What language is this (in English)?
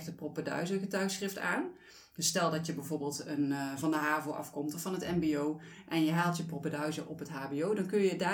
Dutch